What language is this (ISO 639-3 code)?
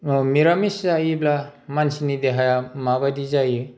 brx